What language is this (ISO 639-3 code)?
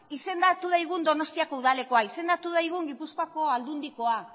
eus